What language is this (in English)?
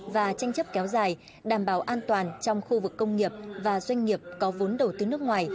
Vietnamese